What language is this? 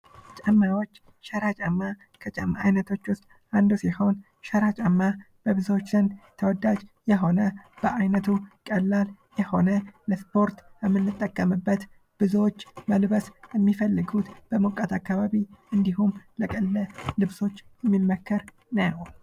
Amharic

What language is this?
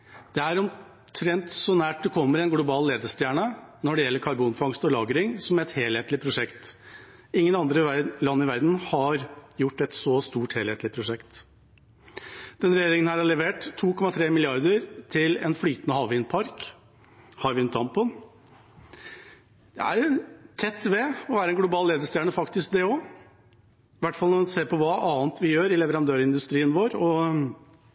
Norwegian Bokmål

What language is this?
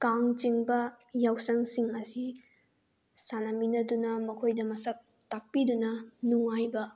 Manipuri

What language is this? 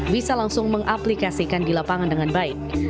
Indonesian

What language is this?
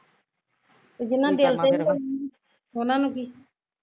Punjabi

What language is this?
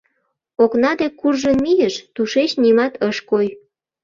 Mari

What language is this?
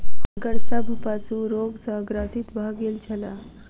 Maithili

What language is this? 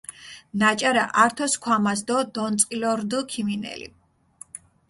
Mingrelian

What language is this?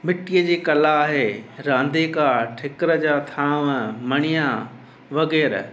Sindhi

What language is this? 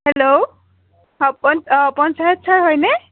Assamese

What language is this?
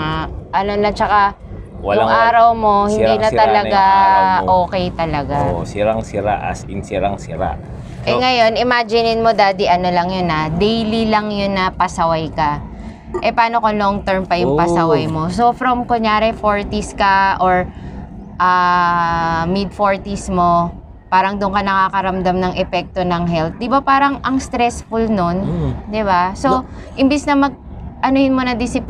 Filipino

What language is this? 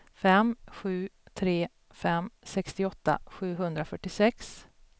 Swedish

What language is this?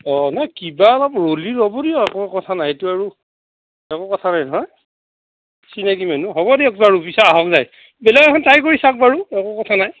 Assamese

